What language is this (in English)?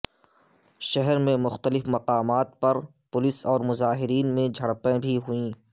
Urdu